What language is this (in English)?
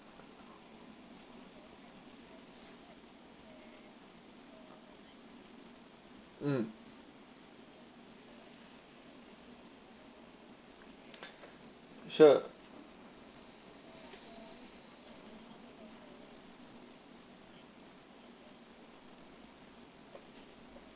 English